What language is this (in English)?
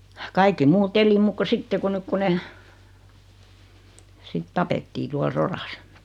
Finnish